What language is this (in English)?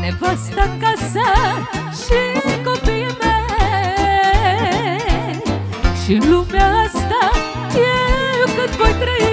Romanian